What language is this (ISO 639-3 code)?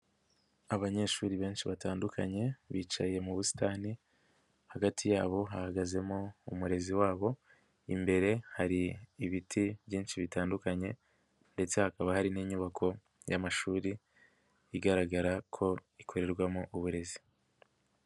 kin